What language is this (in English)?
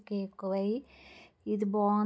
Telugu